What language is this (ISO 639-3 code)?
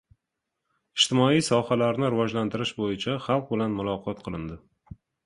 uzb